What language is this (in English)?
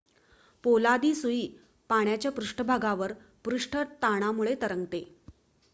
Marathi